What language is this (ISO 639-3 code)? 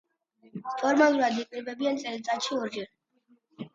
kat